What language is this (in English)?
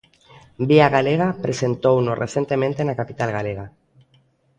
Galician